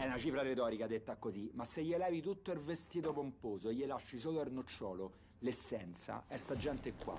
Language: Italian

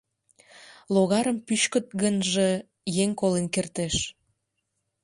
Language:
Mari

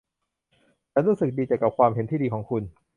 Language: Thai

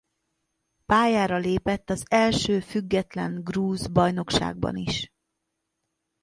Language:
Hungarian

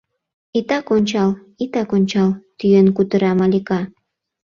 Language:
Mari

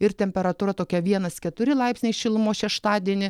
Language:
Lithuanian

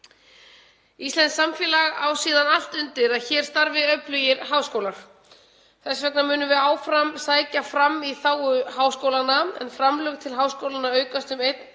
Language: Icelandic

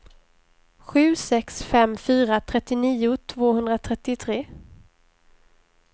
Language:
Swedish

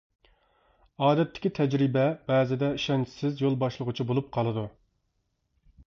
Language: Uyghur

